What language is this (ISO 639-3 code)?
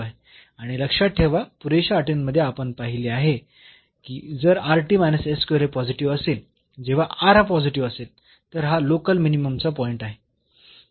mar